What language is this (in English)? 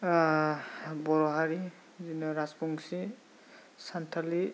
Bodo